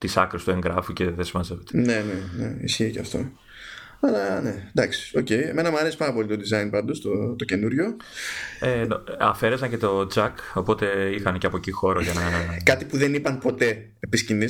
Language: Greek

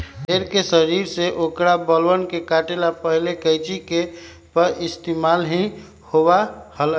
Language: Magahi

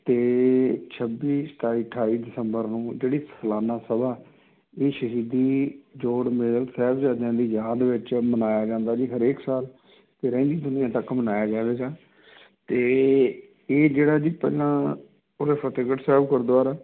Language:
Punjabi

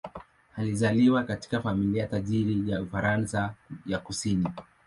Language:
Swahili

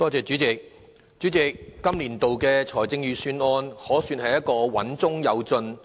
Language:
Cantonese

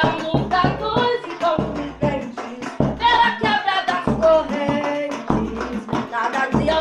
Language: Indonesian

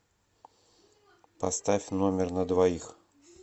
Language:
Russian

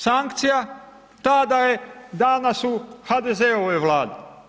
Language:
Croatian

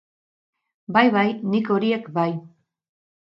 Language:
Basque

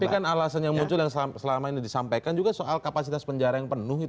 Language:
Indonesian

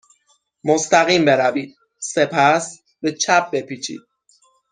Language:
Persian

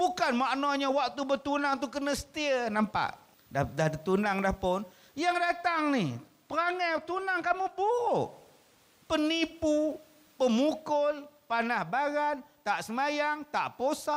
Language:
Malay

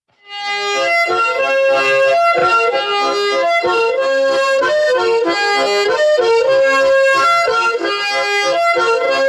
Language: Thai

